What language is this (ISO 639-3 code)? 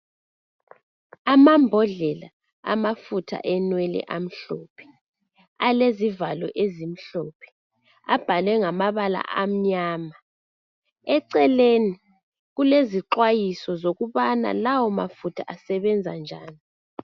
nde